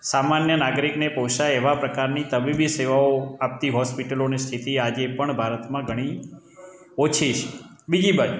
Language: Gujarati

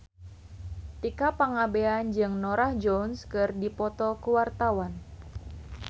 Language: Sundanese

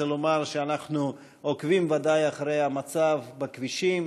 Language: Hebrew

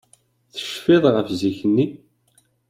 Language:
Kabyle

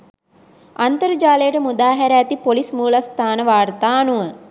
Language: Sinhala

